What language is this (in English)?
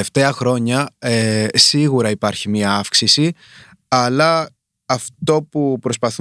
Greek